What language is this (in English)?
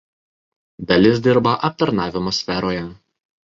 Lithuanian